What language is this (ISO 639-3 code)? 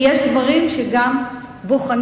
heb